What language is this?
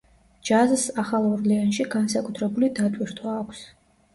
Georgian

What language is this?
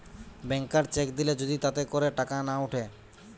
Bangla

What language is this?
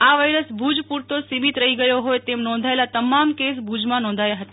Gujarati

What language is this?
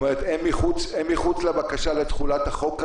Hebrew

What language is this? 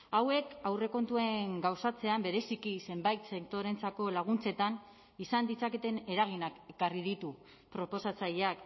Basque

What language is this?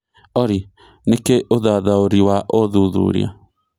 Kikuyu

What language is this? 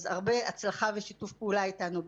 Hebrew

